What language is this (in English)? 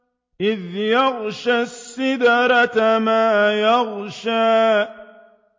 Arabic